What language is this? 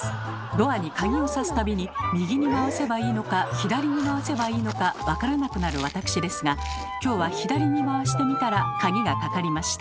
Japanese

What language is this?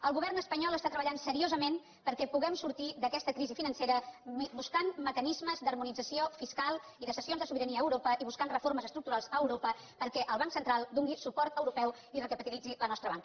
Catalan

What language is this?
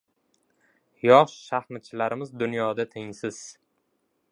Uzbek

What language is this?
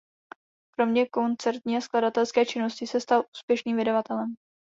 Czech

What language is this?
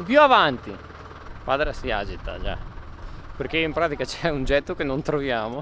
Italian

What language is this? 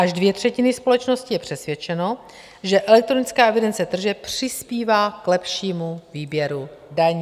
Czech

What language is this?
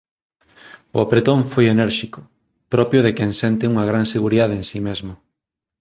Galician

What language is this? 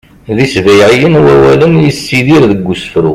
Kabyle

